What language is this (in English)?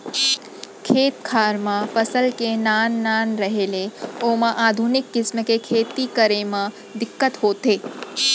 Chhattisgarhi